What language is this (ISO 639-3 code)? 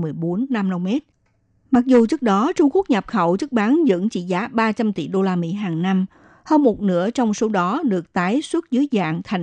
vie